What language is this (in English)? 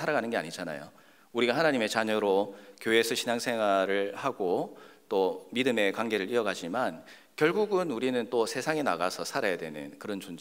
Korean